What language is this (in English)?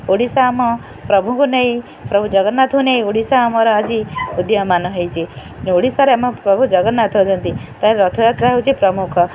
Odia